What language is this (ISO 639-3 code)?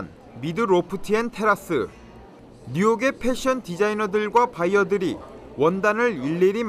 kor